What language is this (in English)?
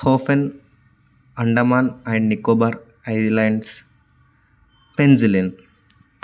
Telugu